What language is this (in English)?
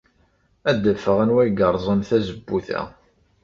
Kabyle